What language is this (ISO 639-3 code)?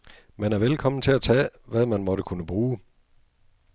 dan